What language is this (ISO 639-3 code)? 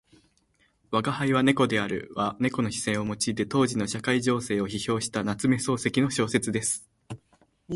jpn